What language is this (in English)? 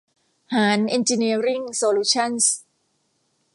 Thai